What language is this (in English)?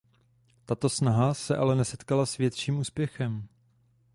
Czech